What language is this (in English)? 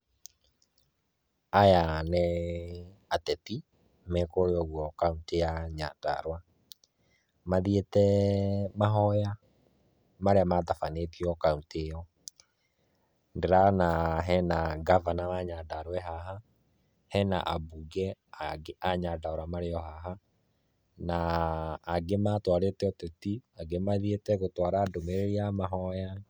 Kikuyu